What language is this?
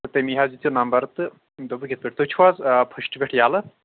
Kashmiri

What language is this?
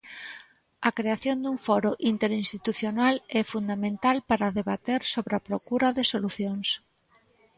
Galician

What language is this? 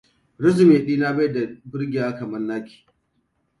Hausa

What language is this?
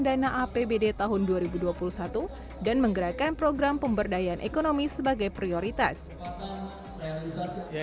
Indonesian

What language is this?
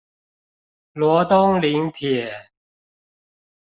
Chinese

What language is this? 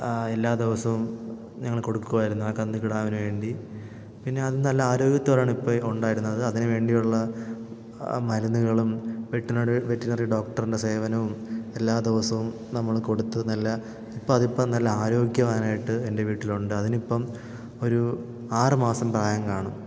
Malayalam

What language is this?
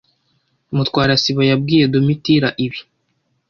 Kinyarwanda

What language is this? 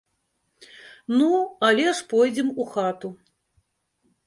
Belarusian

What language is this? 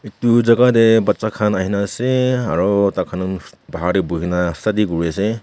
Naga Pidgin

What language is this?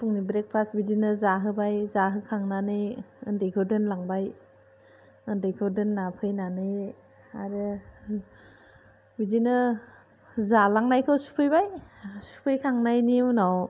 Bodo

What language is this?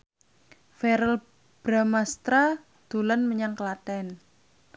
Javanese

